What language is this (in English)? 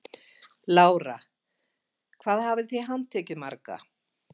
Icelandic